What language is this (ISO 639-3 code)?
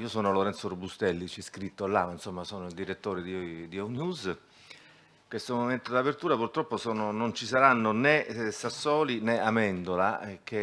ita